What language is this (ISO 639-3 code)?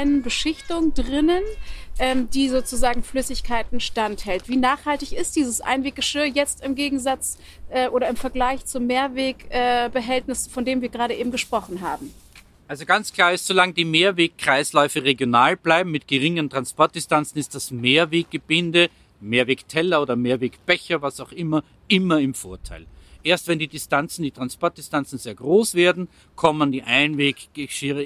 deu